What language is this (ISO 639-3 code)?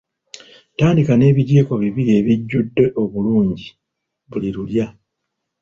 lug